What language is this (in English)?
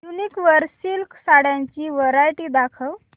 Marathi